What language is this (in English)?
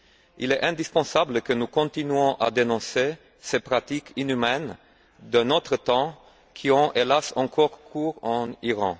French